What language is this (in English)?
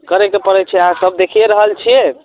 Maithili